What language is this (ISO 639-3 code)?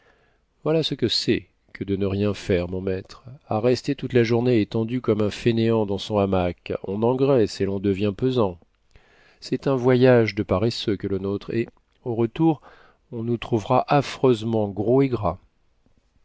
fra